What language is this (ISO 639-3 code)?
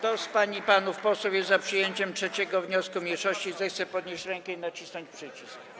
pol